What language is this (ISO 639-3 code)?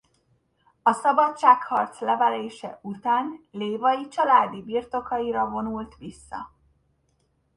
hun